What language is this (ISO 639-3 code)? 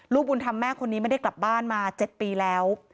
tha